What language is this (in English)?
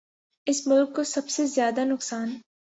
Urdu